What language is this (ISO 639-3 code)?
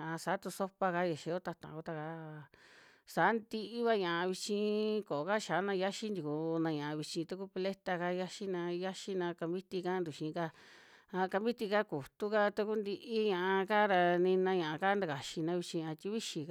jmx